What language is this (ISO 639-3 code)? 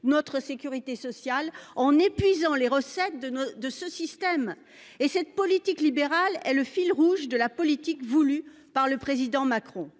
fra